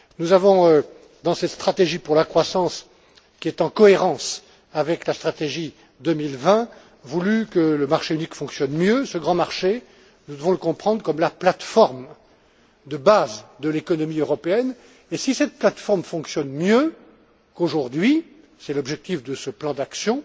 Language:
French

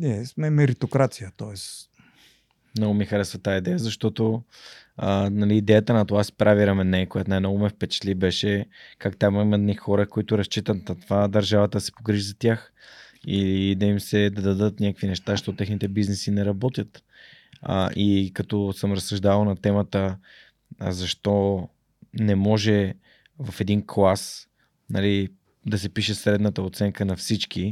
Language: Bulgarian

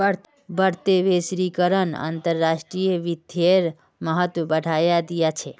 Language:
Magahi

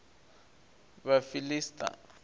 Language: Venda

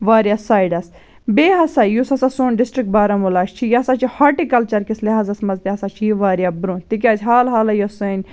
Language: Kashmiri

